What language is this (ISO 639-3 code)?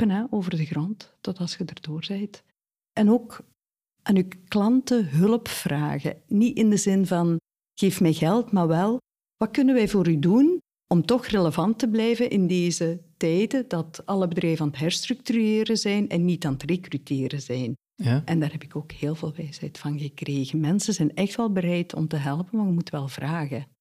nld